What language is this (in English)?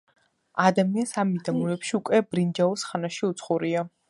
Georgian